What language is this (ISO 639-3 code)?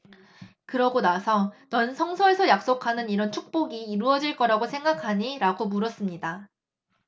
kor